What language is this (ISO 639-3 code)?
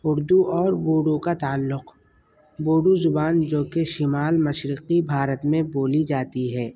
urd